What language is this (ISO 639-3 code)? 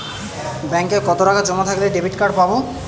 ben